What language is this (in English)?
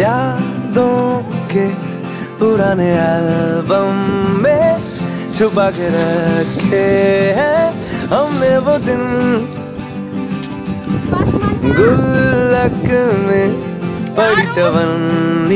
Arabic